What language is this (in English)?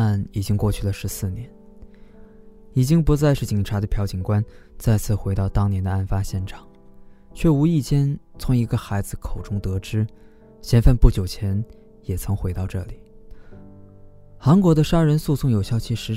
Chinese